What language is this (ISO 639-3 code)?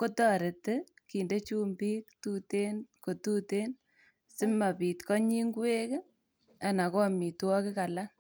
kln